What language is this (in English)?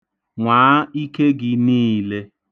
Igbo